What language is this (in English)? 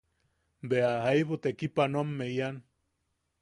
Yaqui